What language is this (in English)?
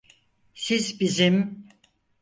Turkish